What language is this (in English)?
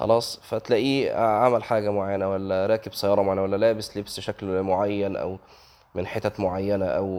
Arabic